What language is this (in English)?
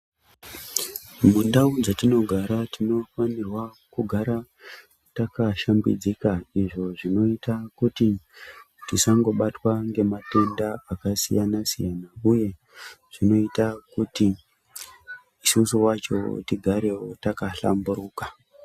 Ndau